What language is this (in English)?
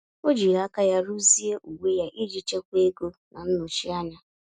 Igbo